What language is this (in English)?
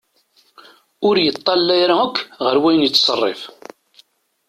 Kabyle